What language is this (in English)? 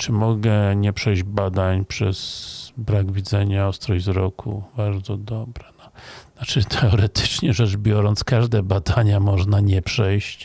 Polish